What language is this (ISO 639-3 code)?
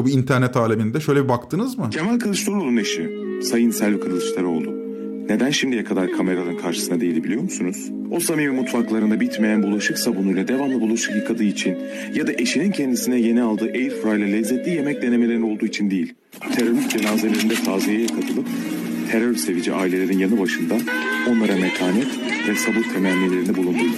tur